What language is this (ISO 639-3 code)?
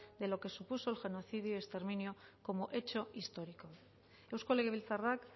spa